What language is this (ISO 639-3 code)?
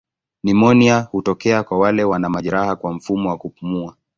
swa